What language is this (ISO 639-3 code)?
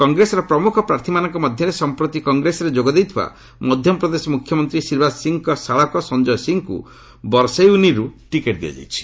ori